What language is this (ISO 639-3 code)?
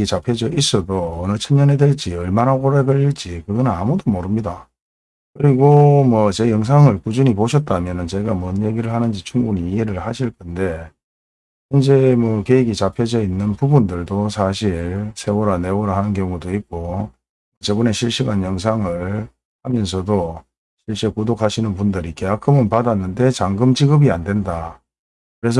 kor